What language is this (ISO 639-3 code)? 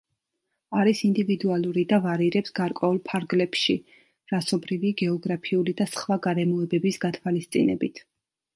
kat